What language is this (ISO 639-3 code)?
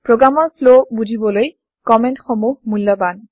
asm